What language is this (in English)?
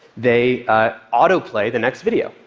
English